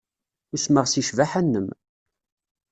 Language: Kabyle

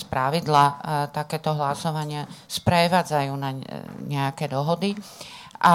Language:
Slovak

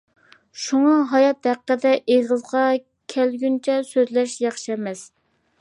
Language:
Uyghur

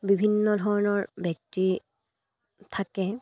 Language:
Assamese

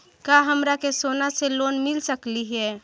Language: Magahi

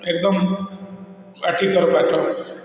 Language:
Odia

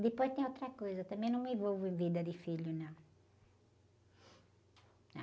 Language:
Portuguese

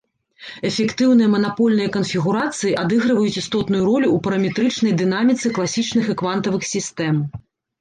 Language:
Belarusian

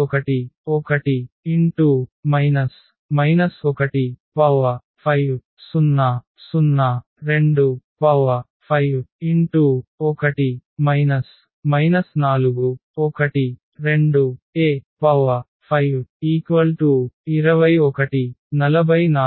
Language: Telugu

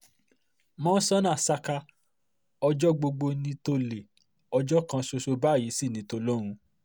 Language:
Yoruba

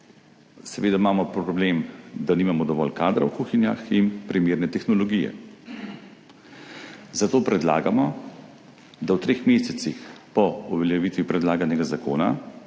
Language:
Slovenian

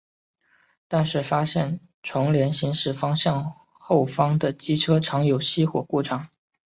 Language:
Chinese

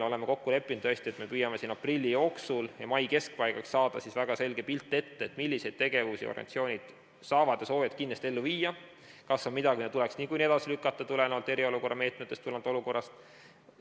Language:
Estonian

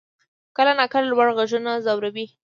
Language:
Pashto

